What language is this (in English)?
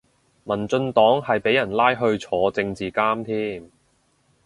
Cantonese